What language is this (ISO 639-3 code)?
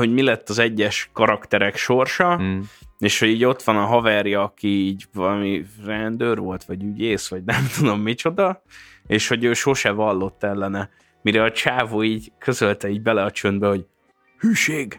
hun